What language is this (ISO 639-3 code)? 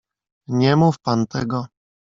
pol